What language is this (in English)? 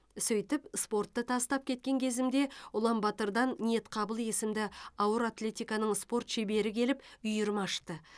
Kazakh